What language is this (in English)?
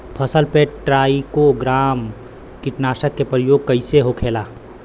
Bhojpuri